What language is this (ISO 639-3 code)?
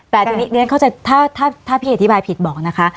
tha